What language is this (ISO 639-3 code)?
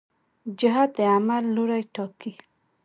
pus